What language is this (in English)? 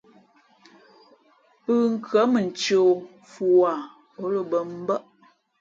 Fe'fe'